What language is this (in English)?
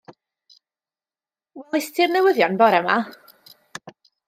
Welsh